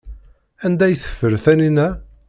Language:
Kabyle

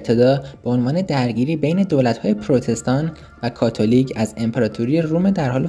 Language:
Persian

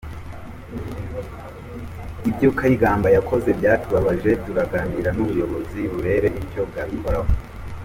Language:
Kinyarwanda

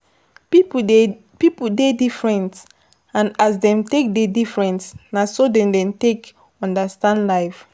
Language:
Nigerian Pidgin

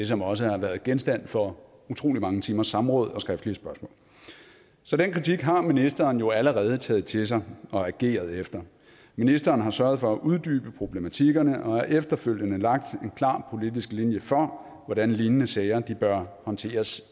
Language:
Danish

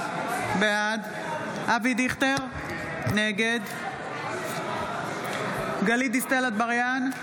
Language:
Hebrew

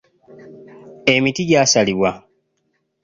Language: Ganda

